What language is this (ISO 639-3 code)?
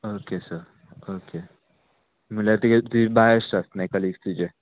kok